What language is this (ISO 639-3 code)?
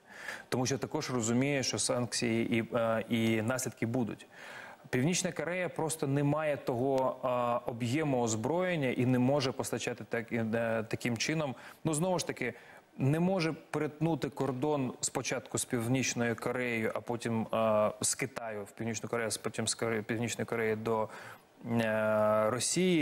ukr